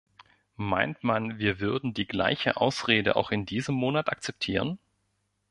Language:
German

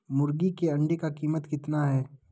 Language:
Magahi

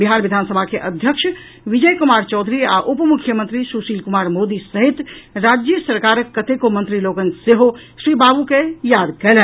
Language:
Maithili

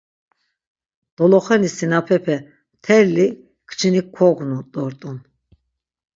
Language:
Laz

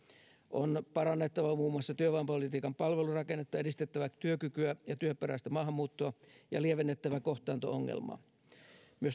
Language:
Finnish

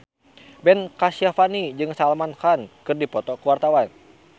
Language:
Sundanese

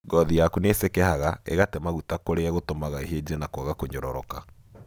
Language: Kikuyu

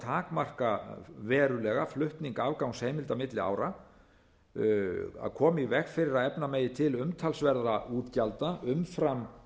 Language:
Icelandic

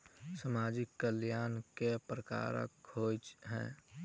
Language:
Maithili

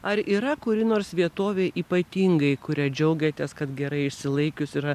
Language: Lithuanian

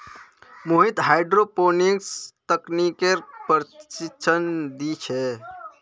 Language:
Magahi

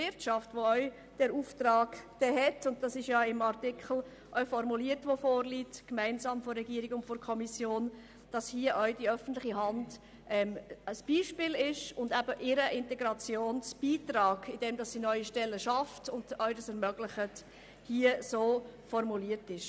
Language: Swiss German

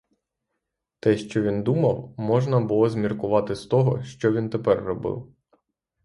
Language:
Ukrainian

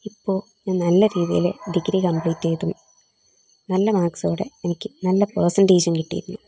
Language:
Malayalam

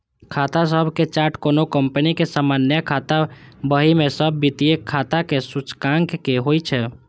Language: Maithili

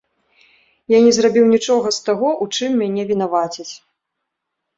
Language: Belarusian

